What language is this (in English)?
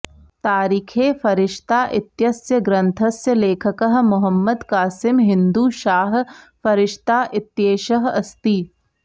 Sanskrit